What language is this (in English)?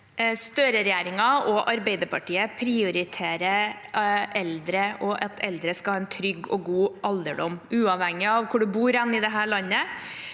Norwegian